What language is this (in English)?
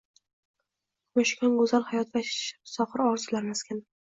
Uzbek